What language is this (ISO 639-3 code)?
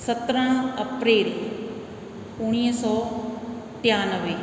snd